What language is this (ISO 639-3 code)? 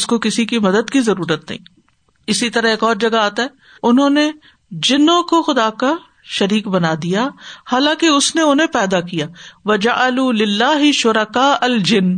urd